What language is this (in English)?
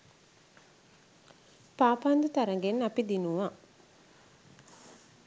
Sinhala